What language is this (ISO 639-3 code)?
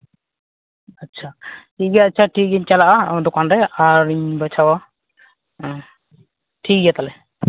sat